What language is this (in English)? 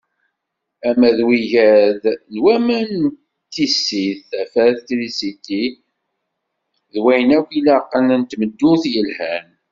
Kabyle